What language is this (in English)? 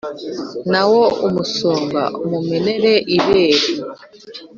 Kinyarwanda